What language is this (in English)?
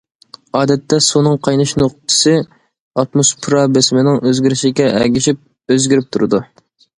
Uyghur